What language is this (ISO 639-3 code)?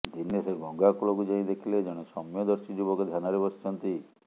ori